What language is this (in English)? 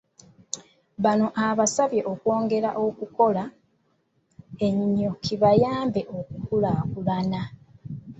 Ganda